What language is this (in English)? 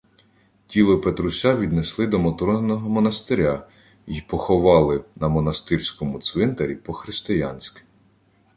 Ukrainian